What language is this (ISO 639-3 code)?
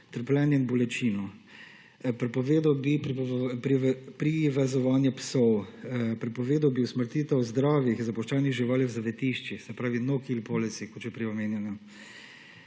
slv